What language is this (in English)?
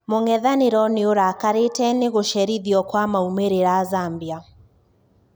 Kikuyu